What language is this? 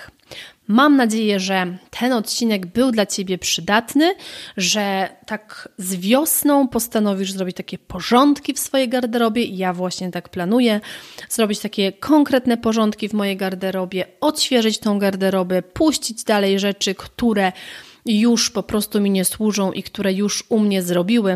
Polish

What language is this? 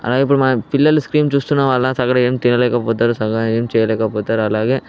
Telugu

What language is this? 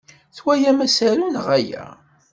Kabyle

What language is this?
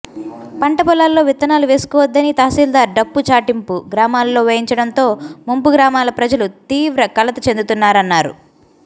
Telugu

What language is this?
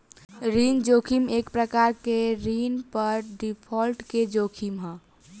Bhojpuri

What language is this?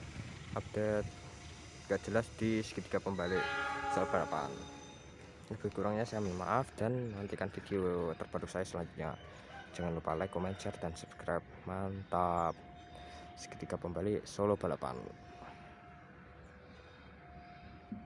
Indonesian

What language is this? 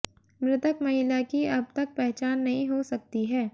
Hindi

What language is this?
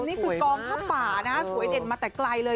Thai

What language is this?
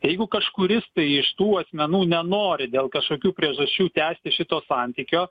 Lithuanian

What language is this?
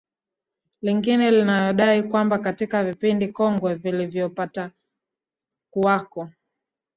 Swahili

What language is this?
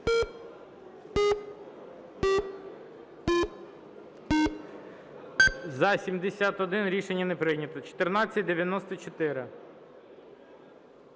Ukrainian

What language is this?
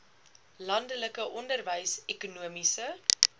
Afrikaans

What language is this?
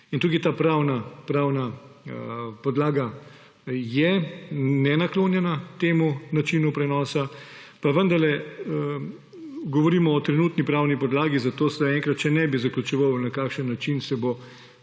Slovenian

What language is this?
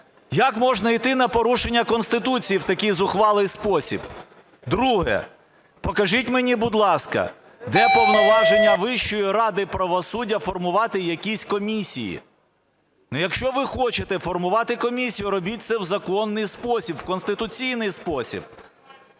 Ukrainian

